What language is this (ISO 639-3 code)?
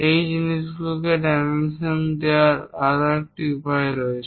ben